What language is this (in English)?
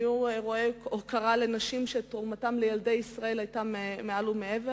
Hebrew